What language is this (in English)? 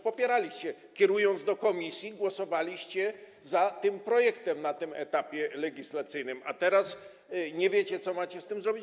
Polish